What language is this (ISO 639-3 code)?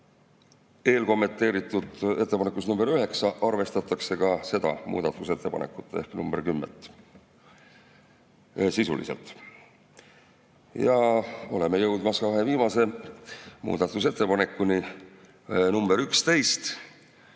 est